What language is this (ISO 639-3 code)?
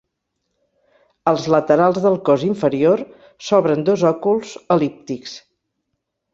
cat